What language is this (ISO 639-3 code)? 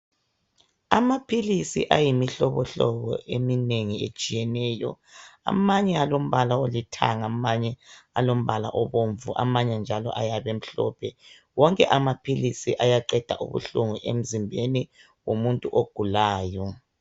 nde